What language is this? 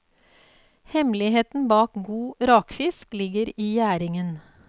Norwegian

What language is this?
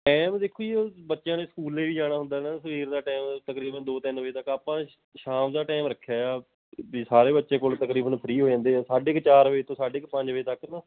Punjabi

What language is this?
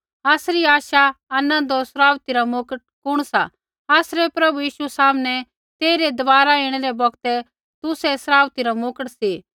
Kullu Pahari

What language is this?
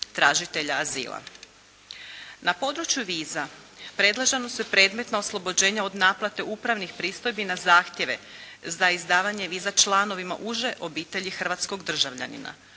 Croatian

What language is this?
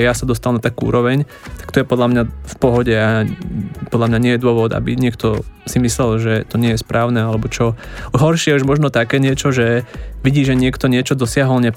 Slovak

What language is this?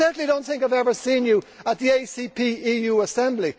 English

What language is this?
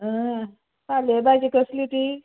Konkani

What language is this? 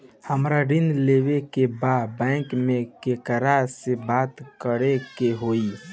Bhojpuri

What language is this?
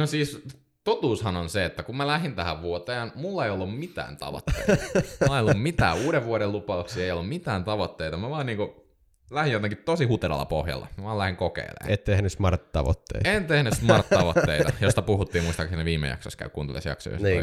Finnish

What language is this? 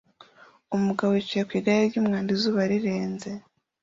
Kinyarwanda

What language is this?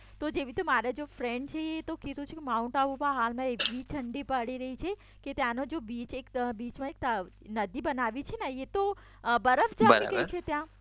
Gujarati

